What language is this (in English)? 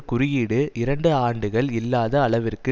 Tamil